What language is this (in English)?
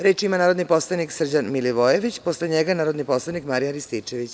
Serbian